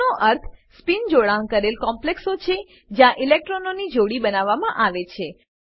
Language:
Gujarati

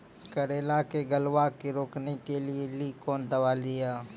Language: Maithili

